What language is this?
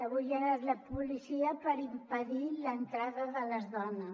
Catalan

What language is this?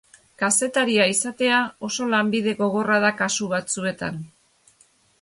Basque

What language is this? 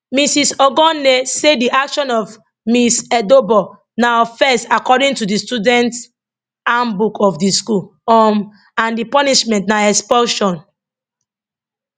Nigerian Pidgin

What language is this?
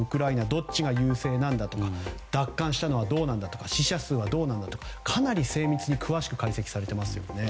Japanese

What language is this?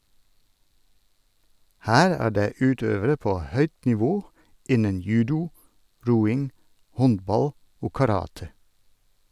Norwegian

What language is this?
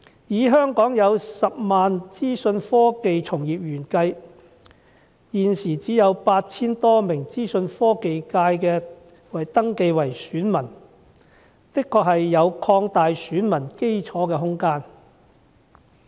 Cantonese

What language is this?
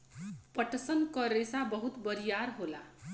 Bhojpuri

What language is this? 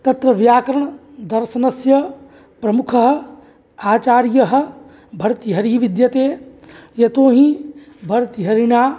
Sanskrit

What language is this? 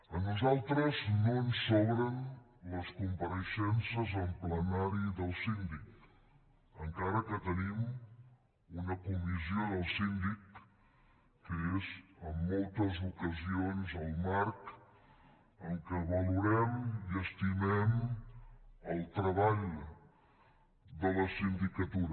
Catalan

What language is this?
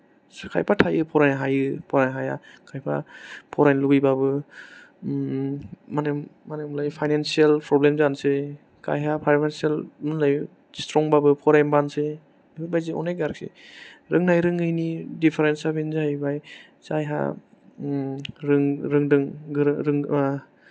Bodo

